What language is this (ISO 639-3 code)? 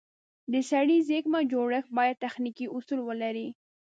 pus